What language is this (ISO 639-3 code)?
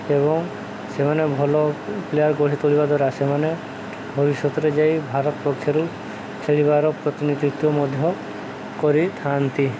ori